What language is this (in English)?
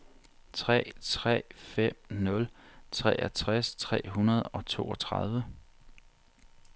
Danish